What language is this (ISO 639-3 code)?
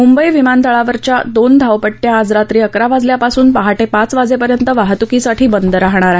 mar